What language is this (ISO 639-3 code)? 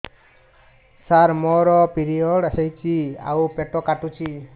ori